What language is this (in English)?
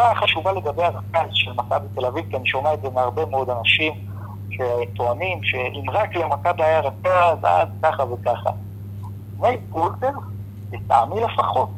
Hebrew